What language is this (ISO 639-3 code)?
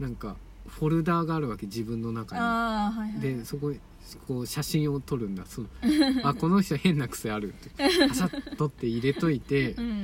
jpn